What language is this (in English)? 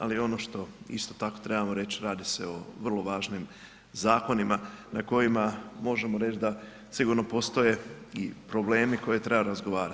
Croatian